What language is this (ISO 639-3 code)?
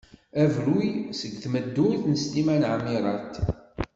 kab